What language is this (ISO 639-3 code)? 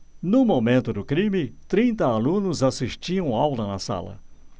por